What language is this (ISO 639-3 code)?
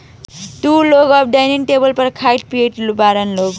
bho